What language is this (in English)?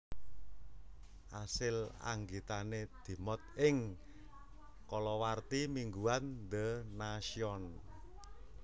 Javanese